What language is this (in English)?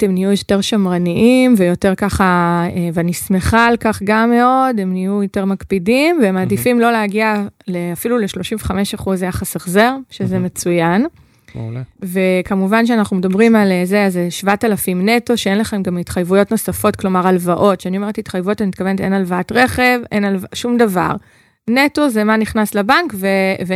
Hebrew